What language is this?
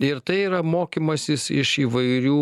Lithuanian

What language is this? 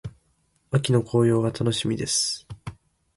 Japanese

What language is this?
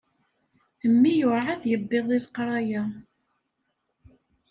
Kabyle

